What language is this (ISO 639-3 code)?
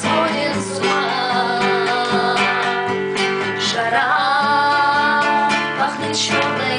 ces